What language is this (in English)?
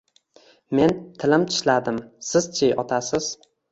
Uzbek